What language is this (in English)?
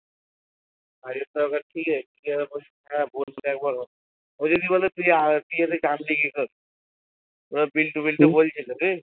Bangla